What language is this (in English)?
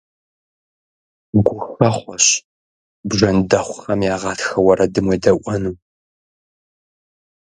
Kabardian